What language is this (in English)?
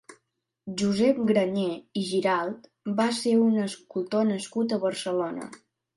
Catalan